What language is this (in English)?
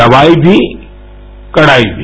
Hindi